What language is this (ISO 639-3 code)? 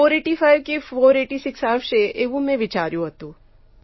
guj